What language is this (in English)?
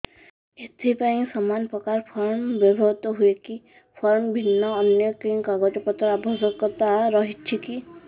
Odia